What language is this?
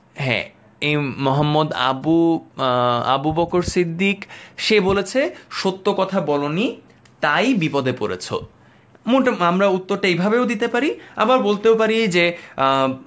Bangla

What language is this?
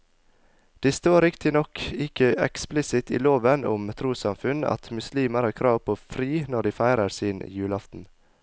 Norwegian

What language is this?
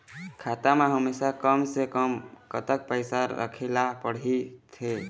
Chhattisgarhi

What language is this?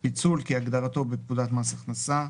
Hebrew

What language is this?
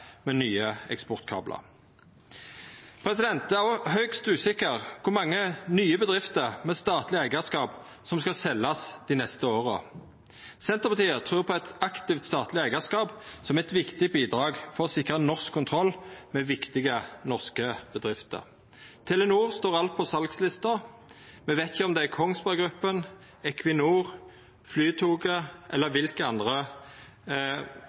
Norwegian Nynorsk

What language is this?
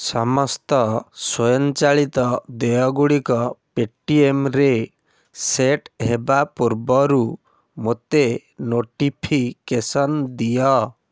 Odia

